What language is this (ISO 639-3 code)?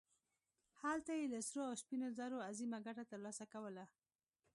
pus